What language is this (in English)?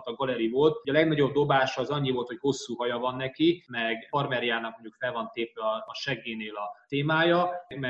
Hungarian